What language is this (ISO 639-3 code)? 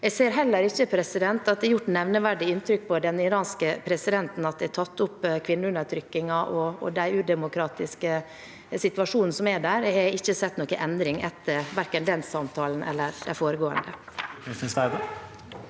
nor